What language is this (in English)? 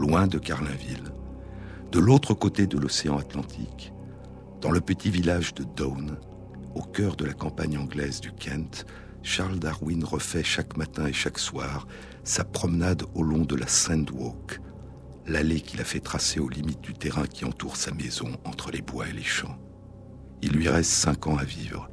French